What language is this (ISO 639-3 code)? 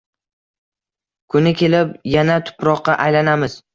uzb